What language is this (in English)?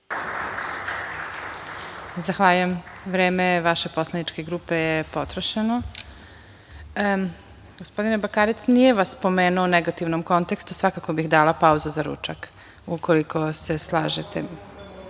Serbian